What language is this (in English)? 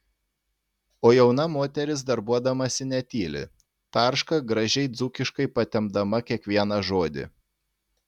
Lithuanian